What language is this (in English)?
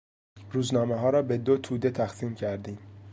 Persian